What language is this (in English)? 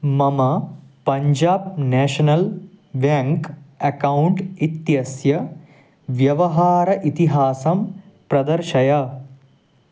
Sanskrit